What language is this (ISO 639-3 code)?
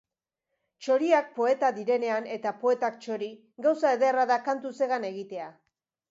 eus